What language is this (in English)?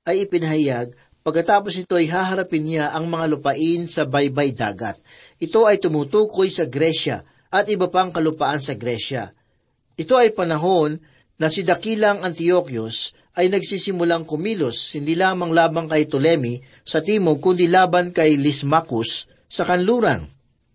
Filipino